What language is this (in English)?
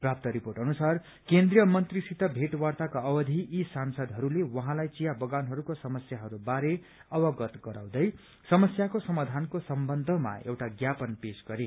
Nepali